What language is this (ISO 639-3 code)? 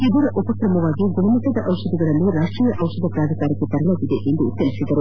kan